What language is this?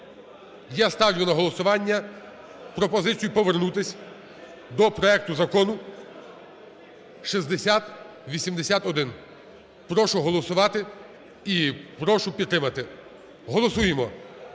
Ukrainian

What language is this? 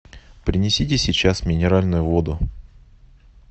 Russian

